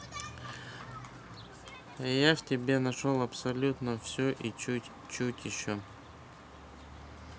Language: Russian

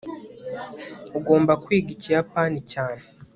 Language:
Kinyarwanda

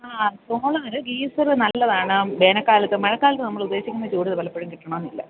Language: Malayalam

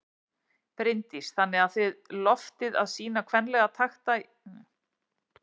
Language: Icelandic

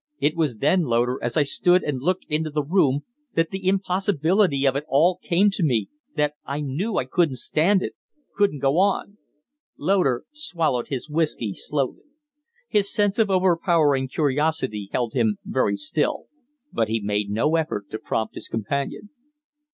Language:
English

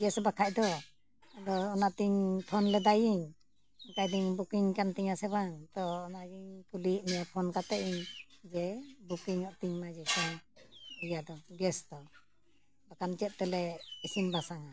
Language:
Santali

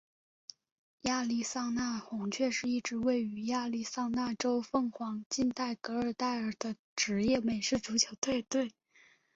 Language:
Chinese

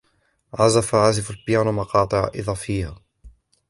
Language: Arabic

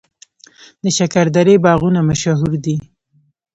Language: Pashto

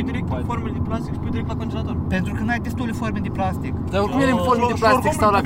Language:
Romanian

